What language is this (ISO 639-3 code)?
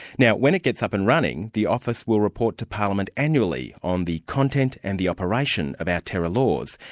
eng